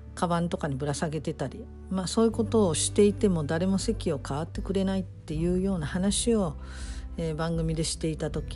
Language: Japanese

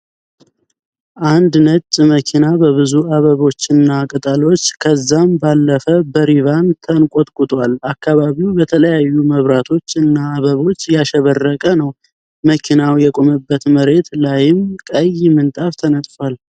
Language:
Amharic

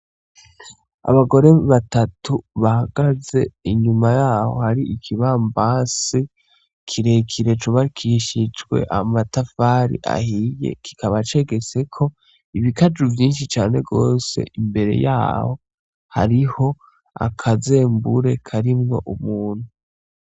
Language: Rundi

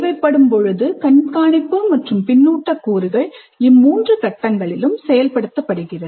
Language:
Tamil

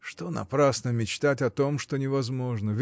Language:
Russian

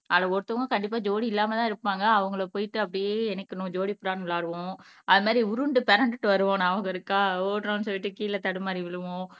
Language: Tamil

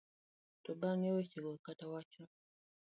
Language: Luo (Kenya and Tanzania)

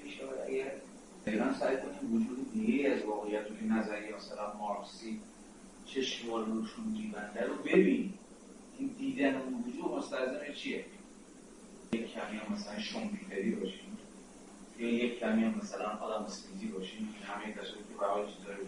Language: Persian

